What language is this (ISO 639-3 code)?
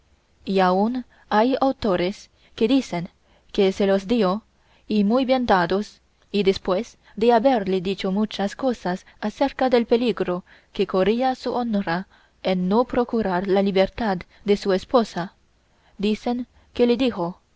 spa